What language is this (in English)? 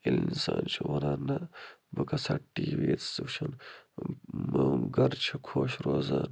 Kashmiri